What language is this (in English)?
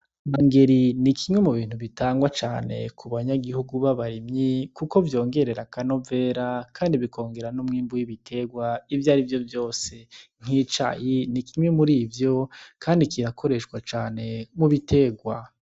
Rundi